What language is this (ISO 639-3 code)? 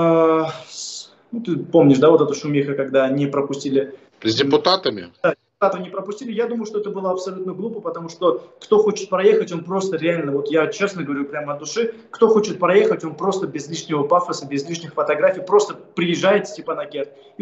rus